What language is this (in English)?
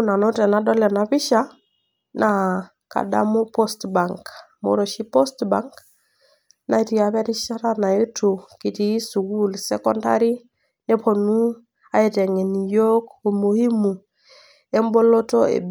Masai